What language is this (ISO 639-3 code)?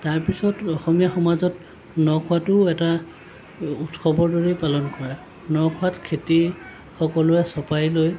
asm